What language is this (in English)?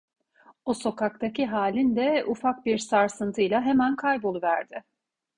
Turkish